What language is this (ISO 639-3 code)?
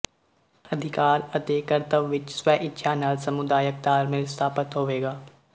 pan